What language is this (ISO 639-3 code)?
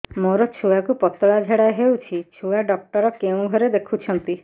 ori